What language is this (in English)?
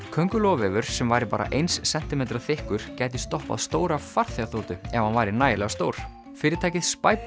Icelandic